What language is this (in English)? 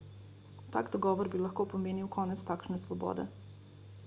Slovenian